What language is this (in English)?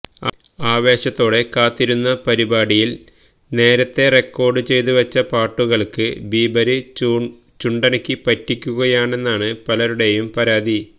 Malayalam